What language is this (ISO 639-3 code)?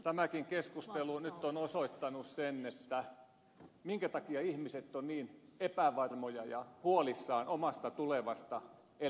fin